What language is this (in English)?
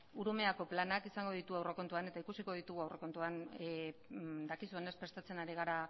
Basque